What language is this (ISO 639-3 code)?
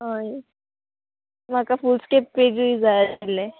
kok